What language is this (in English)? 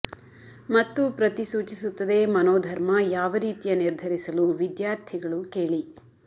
Kannada